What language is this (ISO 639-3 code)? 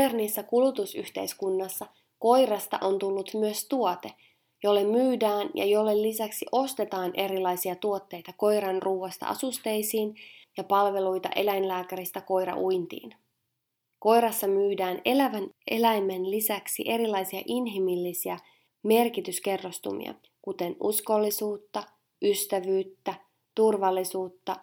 fin